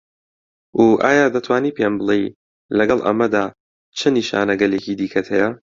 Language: Central Kurdish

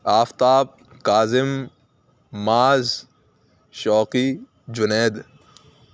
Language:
Urdu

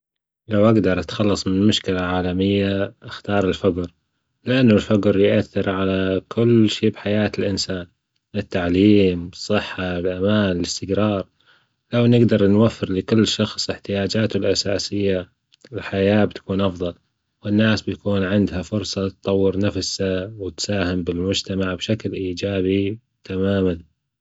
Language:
Gulf Arabic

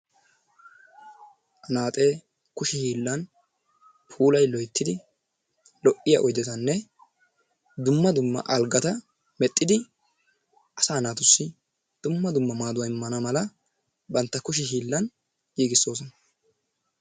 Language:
Wolaytta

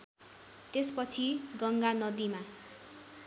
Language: Nepali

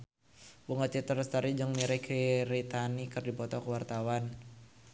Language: Sundanese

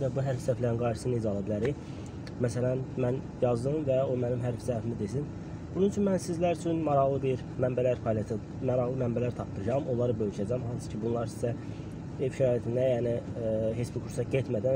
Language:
Turkish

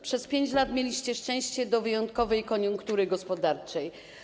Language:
Polish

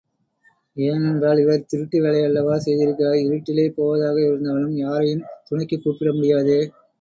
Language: Tamil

